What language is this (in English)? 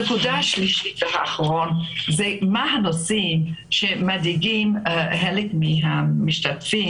Hebrew